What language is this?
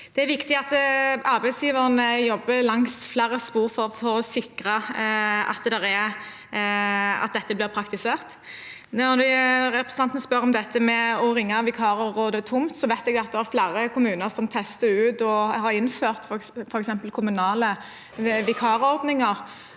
Norwegian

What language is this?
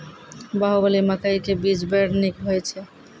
Maithili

